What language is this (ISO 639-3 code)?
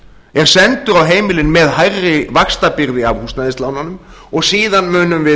isl